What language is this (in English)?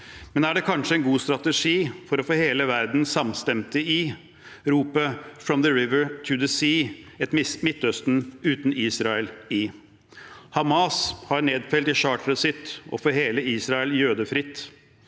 Norwegian